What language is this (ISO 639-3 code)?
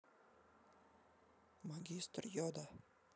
rus